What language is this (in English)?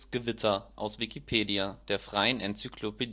German